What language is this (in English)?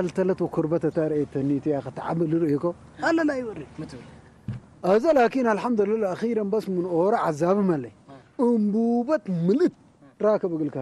Arabic